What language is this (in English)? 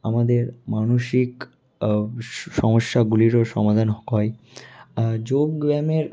Bangla